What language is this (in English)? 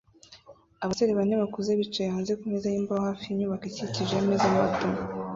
Kinyarwanda